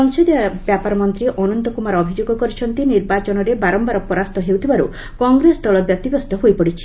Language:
Odia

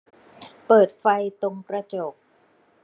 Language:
Thai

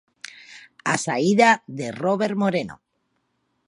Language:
Galician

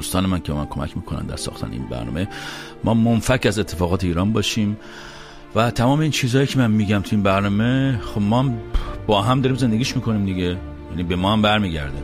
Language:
Persian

